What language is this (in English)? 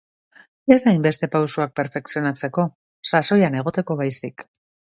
Basque